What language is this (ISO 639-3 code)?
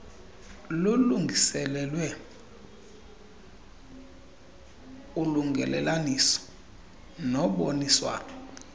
xho